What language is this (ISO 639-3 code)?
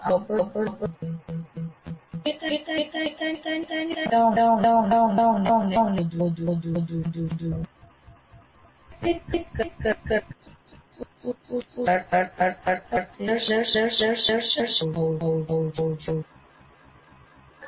guj